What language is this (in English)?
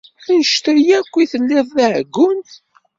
Kabyle